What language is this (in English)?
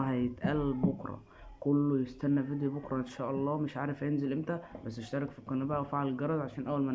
Arabic